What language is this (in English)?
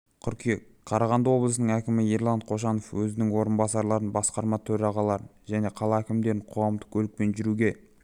Kazakh